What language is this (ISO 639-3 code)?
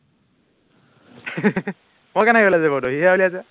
asm